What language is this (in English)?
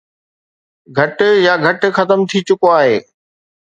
Sindhi